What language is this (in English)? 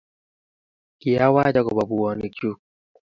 Kalenjin